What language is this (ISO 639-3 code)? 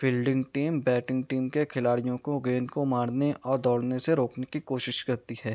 urd